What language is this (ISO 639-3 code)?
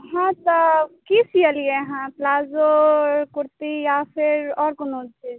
mai